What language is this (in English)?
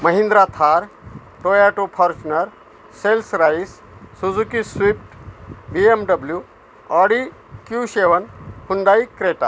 Marathi